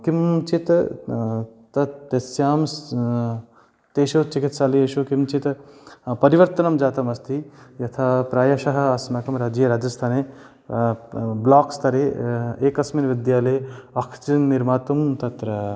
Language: Sanskrit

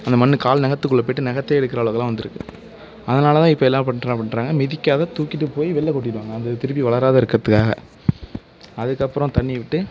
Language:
Tamil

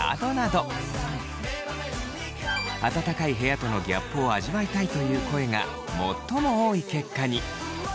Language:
Japanese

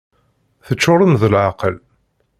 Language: Kabyle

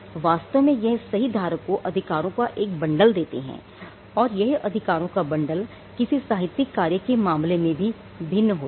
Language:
Hindi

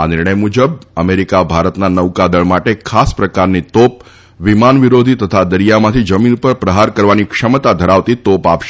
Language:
Gujarati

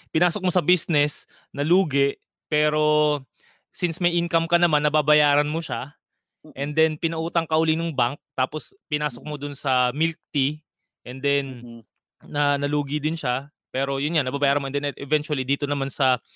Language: Filipino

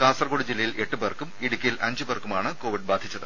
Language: Malayalam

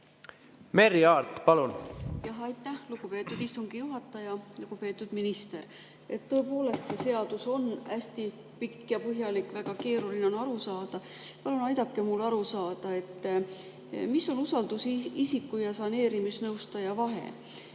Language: Estonian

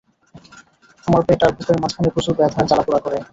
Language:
Bangla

